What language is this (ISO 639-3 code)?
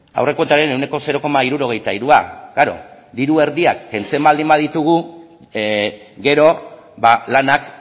eus